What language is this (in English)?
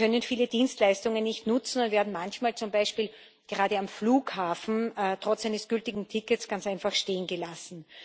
German